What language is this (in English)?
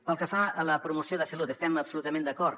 Catalan